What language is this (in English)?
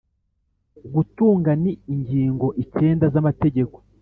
Kinyarwanda